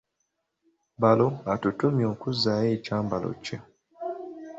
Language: Ganda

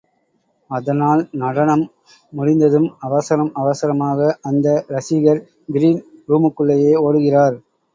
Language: Tamil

